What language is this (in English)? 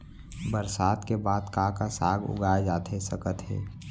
Chhattisgarhi